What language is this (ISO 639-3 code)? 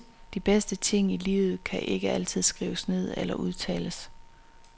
dan